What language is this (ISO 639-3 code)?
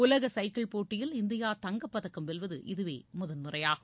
tam